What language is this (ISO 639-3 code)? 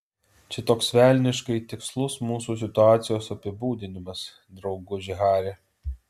lit